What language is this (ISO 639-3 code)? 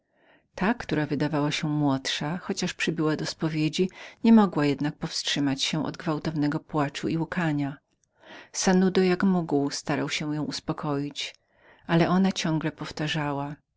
pol